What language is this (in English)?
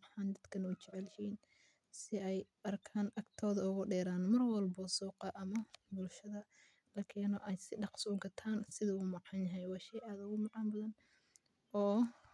Somali